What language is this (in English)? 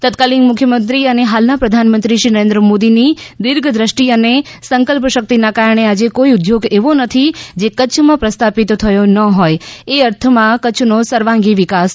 Gujarati